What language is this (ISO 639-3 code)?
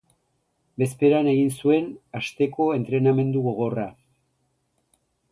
eus